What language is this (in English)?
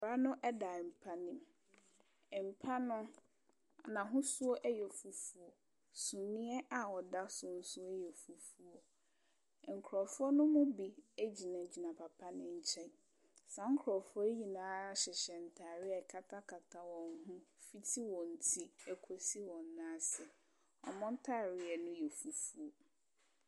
Akan